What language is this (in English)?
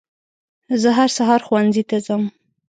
Pashto